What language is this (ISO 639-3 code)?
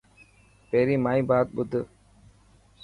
mki